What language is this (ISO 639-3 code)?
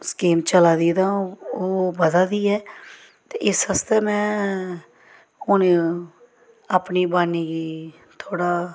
doi